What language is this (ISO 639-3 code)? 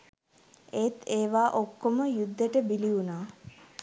sin